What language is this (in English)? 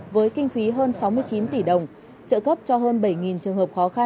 Vietnamese